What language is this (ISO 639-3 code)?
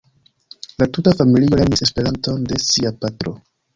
epo